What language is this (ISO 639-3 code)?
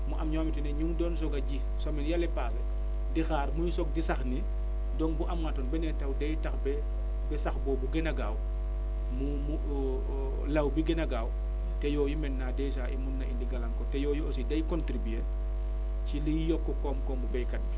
wol